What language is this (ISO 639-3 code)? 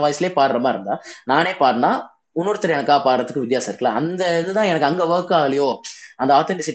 tam